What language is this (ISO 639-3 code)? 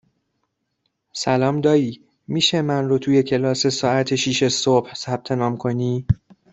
fas